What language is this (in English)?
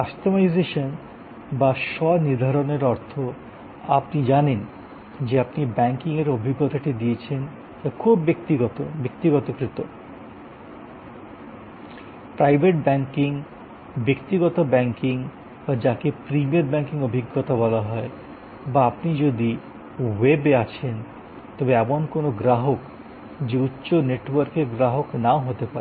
Bangla